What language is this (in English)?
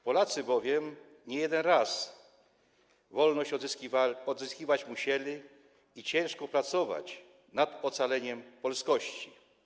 Polish